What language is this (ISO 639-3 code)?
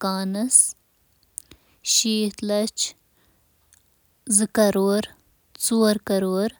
kas